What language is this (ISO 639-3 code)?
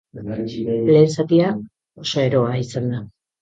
eus